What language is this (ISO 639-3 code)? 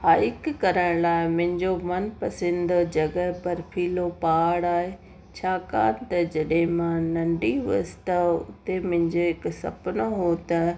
snd